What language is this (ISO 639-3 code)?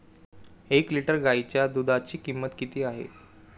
mar